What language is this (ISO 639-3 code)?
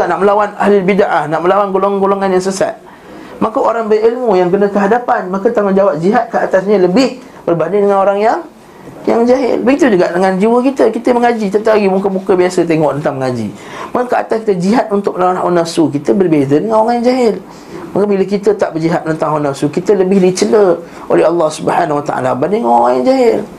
msa